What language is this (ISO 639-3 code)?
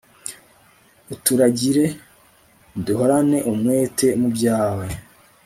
kin